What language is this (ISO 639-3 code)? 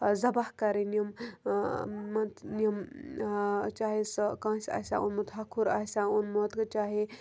kas